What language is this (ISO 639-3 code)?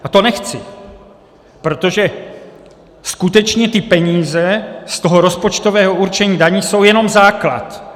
ces